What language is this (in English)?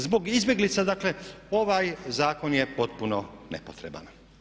Croatian